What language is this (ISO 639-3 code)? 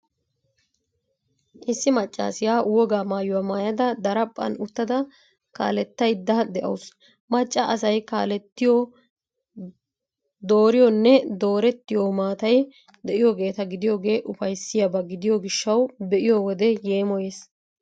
wal